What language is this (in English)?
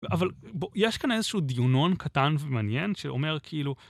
Hebrew